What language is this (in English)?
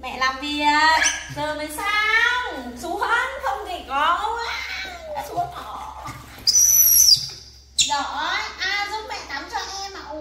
Vietnamese